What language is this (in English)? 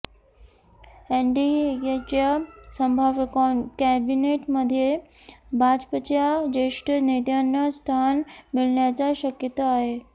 Marathi